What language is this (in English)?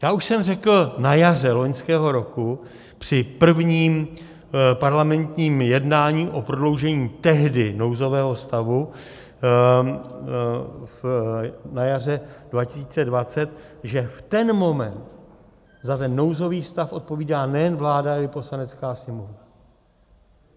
Czech